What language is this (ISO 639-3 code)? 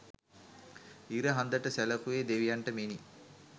sin